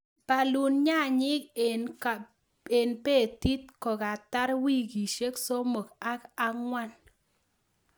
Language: Kalenjin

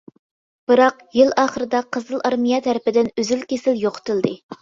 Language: Uyghur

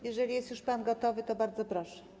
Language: Polish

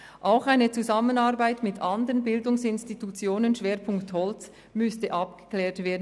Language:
Swiss German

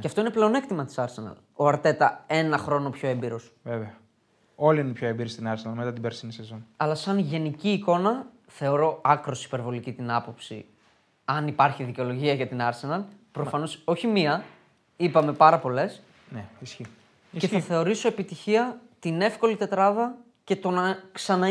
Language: Greek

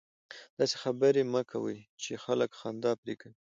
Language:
Pashto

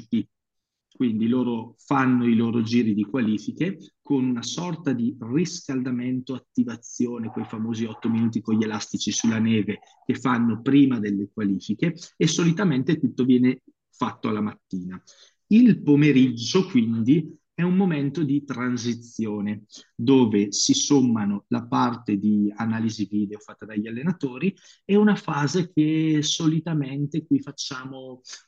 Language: Italian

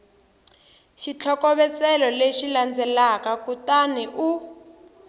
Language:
Tsonga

